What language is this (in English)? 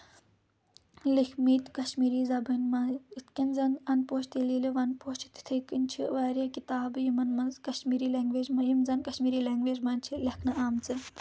Kashmiri